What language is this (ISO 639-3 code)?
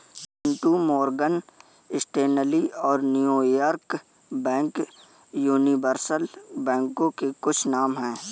hin